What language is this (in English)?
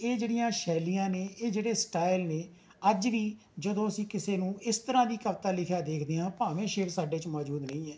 Punjabi